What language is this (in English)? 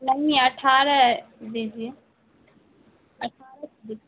Urdu